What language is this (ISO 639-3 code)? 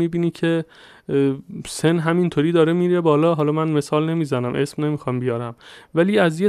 fas